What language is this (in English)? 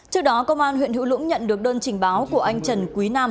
Vietnamese